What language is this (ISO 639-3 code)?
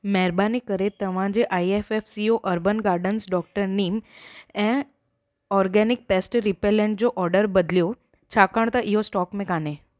snd